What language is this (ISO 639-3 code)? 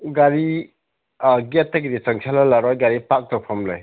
mni